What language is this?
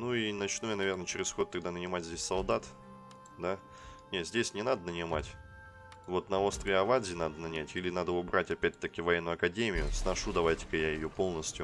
Russian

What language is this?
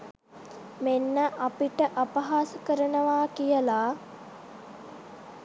Sinhala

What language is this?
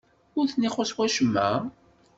Kabyle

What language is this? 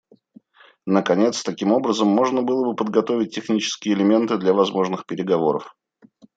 Russian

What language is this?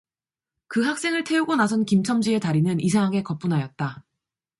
Korean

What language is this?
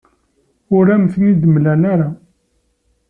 Kabyle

